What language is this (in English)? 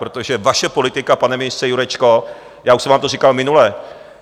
Czech